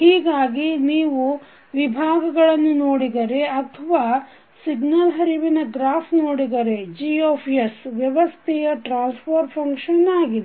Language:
Kannada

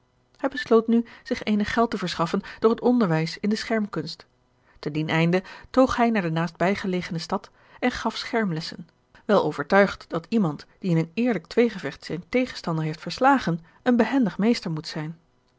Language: Dutch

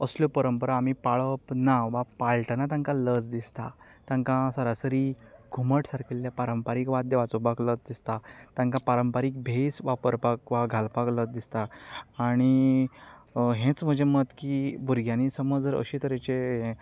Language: Konkani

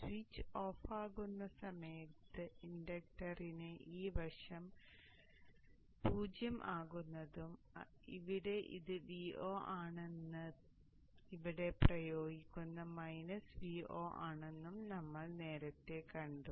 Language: Malayalam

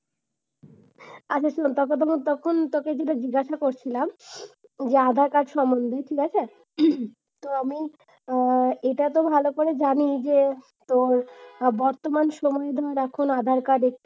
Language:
Bangla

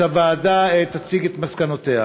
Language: Hebrew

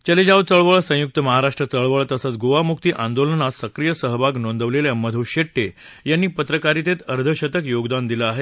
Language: Marathi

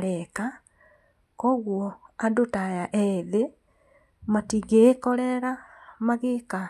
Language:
Kikuyu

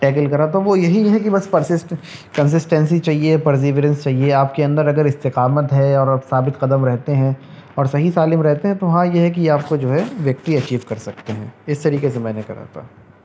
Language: Urdu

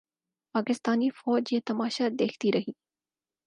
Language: Urdu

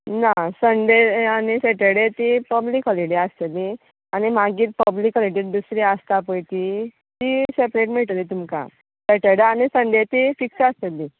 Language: Konkani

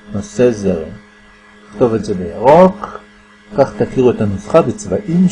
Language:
Hebrew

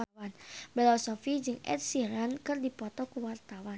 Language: Sundanese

